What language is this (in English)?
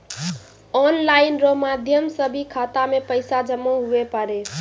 Maithili